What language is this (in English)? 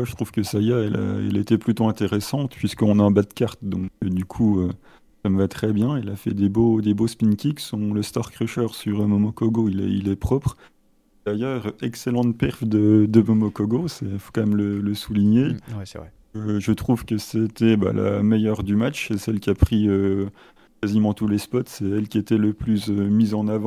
French